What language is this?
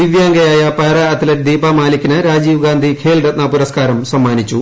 Malayalam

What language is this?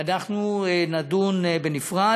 Hebrew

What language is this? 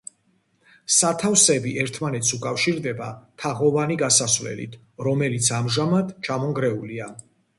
Georgian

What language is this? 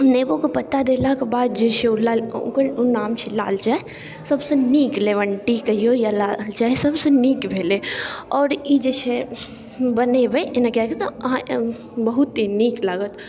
Maithili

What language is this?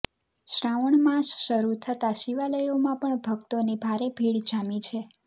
Gujarati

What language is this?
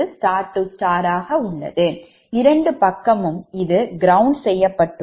Tamil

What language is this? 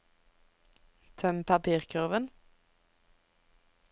Norwegian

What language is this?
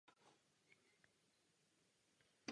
Czech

